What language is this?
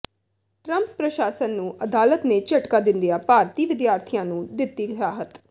Punjabi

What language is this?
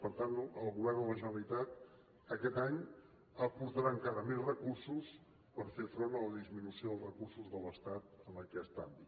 Catalan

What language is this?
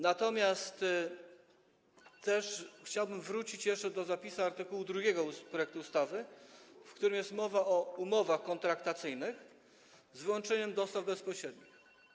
Polish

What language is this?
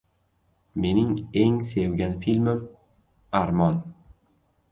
Uzbek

